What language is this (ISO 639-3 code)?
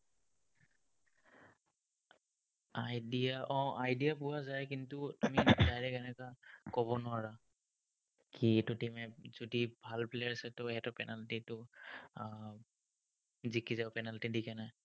asm